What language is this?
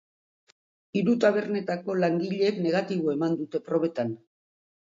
Basque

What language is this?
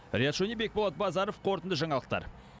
Kazakh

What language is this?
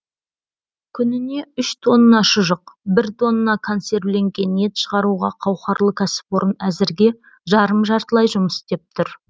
Kazakh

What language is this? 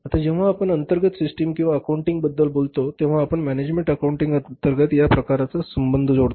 Marathi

